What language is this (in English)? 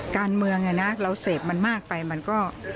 Thai